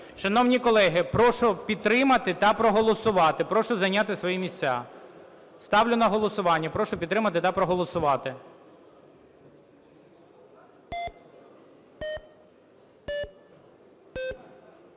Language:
Ukrainian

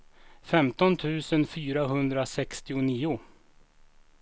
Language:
Swedish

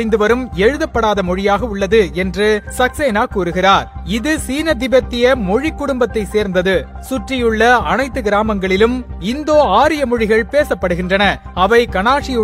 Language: Tamil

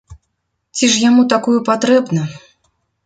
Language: Belarusian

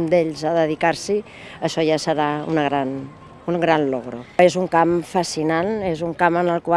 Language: Spanish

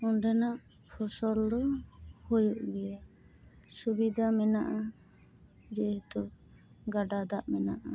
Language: Santali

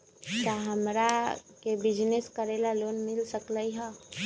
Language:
Magahi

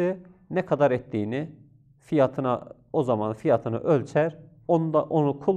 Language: Turkish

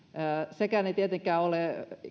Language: Finnish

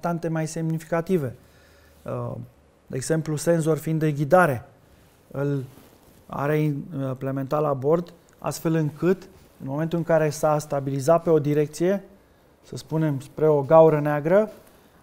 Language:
Romanian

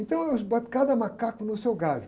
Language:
Portuguese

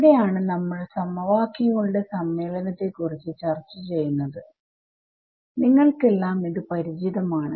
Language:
Malayalam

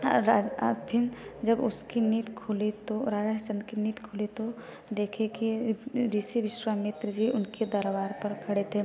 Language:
Hindi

